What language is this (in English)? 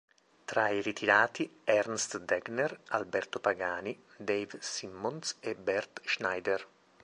Italian